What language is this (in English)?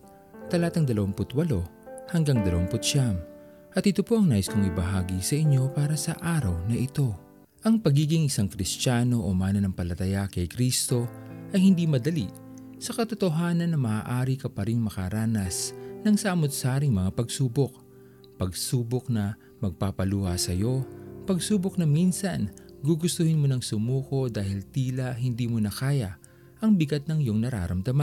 Filipino